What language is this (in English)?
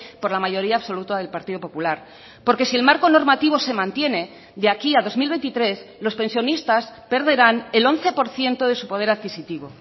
Spanish